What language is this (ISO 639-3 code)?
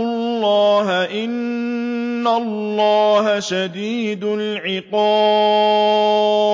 ara